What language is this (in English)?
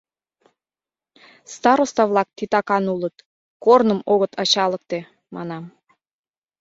Mari